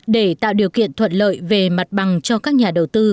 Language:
Vietnamese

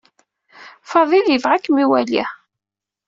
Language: Kabyle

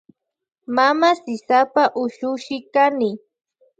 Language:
Loja Highland Quichua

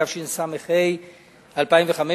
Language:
Hebrew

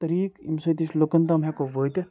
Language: Kashmiri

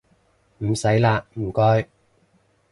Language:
Cantonese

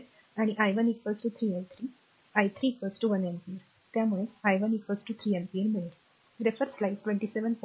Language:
Marathi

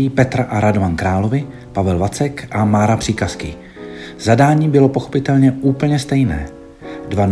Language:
Czech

